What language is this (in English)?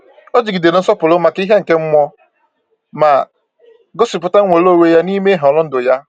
Igbo